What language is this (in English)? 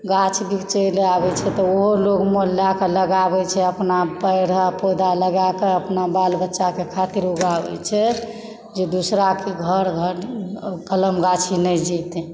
Maithili